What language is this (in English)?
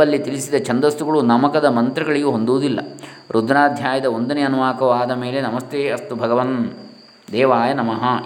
Kannada